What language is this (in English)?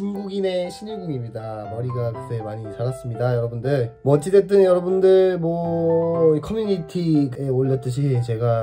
Korean